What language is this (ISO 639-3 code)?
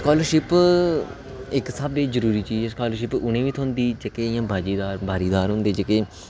doi